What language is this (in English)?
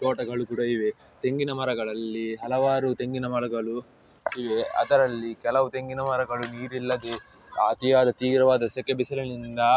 Kannada